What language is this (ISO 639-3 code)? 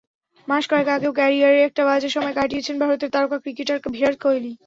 ben